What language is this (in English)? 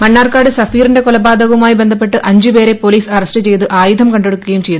Malayalam